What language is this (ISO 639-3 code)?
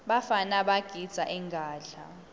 ssw